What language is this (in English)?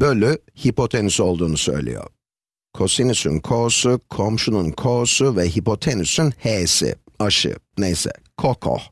Turkish